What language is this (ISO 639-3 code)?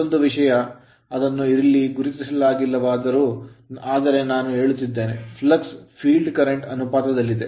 kan